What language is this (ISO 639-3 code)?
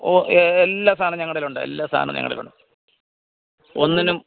mal